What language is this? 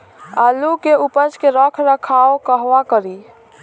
Bhojpuri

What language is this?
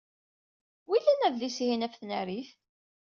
Kabyle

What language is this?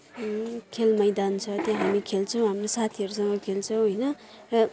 Nepali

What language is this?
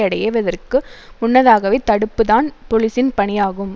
Tamil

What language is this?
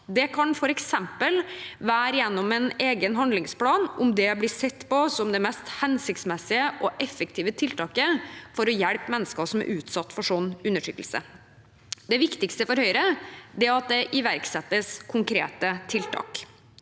Norwegian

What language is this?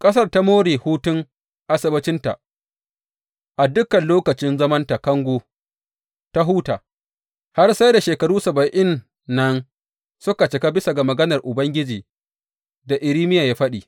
Hausa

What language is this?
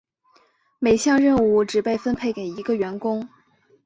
Chinese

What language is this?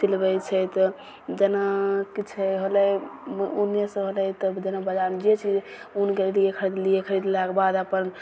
Maithili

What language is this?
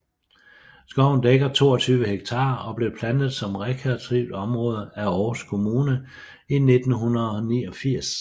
Danish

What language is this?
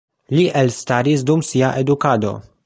Esperanto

